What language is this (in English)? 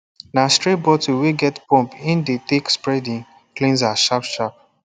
Nigerian Pidgin